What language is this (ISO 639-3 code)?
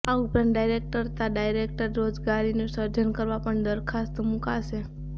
guj